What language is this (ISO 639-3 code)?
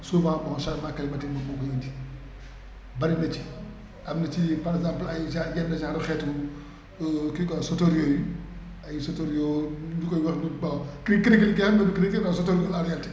wol